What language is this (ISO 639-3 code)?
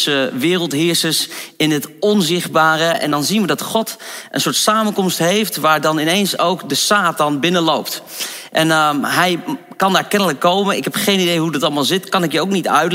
nld